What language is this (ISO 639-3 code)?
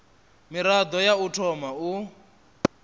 ven